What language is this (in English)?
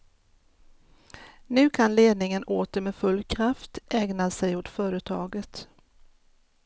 Swedish